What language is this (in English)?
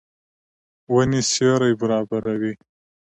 Pashto